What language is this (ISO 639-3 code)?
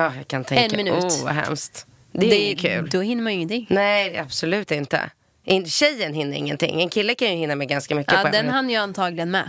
swe